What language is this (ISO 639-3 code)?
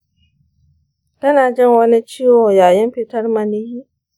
hau